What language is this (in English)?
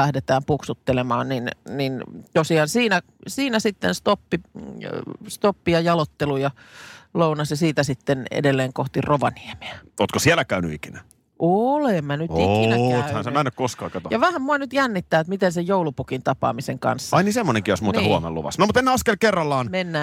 Finnish